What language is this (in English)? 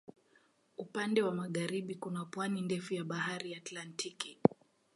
Swahili